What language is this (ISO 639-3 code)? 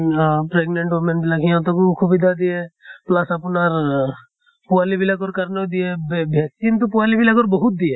asm